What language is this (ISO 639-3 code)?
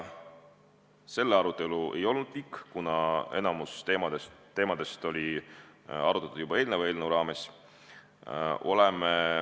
est